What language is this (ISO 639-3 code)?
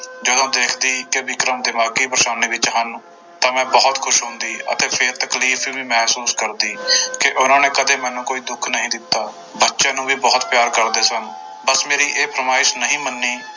pan